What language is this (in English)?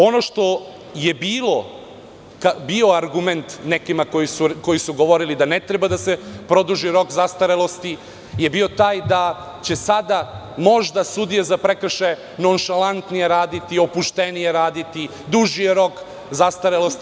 Serbian